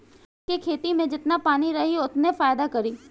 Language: Bhojpuri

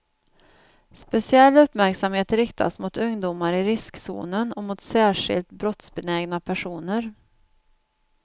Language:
Swedish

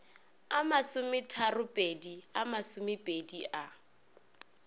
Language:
Northern Sotho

